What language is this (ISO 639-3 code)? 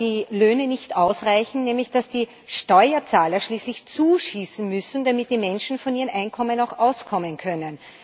deu